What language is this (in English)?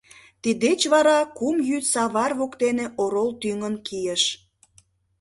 Mari